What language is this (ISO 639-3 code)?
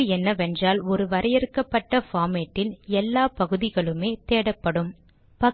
tam